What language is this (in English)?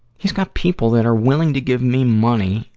English